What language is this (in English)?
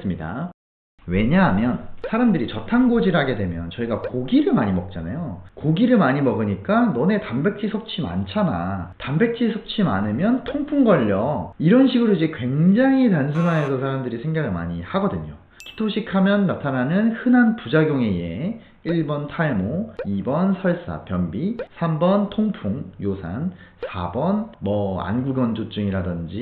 Korean